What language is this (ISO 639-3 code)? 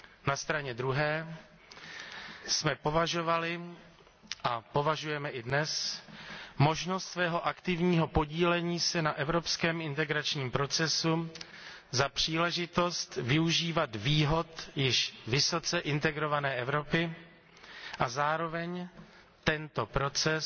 ces